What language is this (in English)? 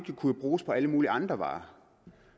Danish